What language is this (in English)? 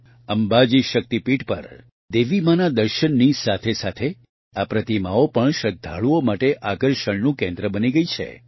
Gujarati